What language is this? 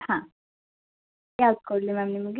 Kannada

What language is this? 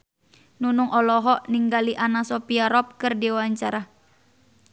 Sundanese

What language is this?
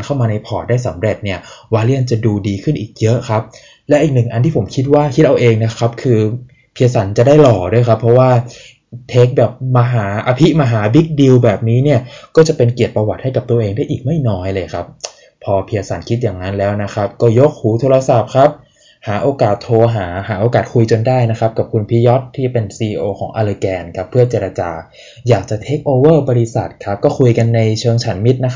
Thai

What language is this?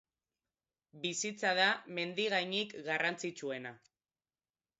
Basque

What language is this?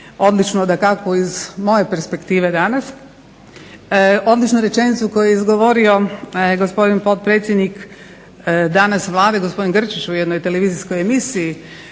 Croatian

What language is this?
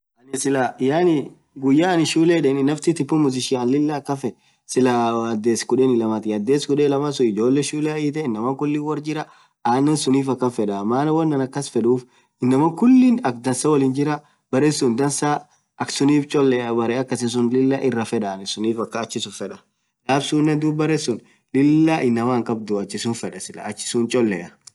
Orma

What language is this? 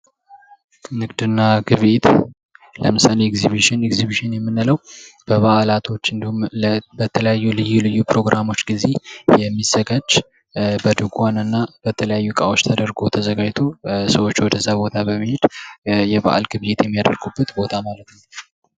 Amharic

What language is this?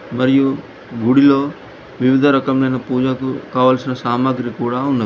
Telugu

